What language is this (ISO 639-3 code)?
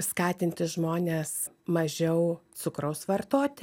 lit